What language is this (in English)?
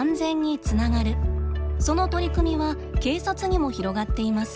Japanese